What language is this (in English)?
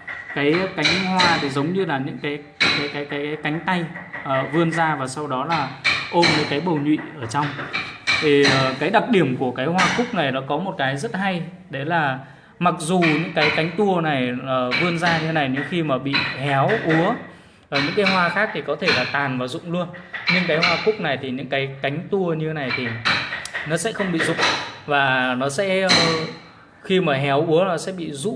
Vietnamese